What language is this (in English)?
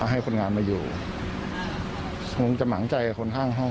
Thai